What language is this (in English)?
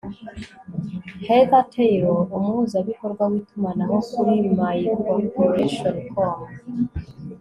Kinyarwanda